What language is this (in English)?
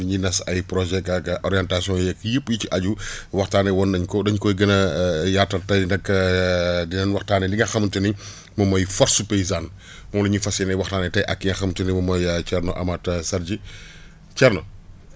Wolof